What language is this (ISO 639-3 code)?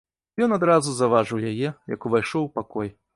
bel